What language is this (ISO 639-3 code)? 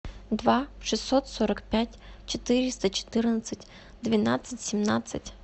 rus